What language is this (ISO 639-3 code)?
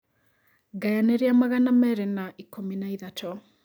kik